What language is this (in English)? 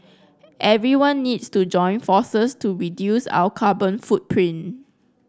English